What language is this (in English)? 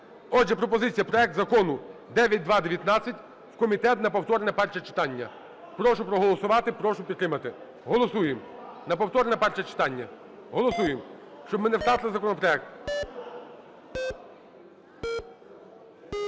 Ukrainian